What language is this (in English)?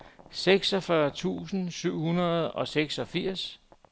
Danish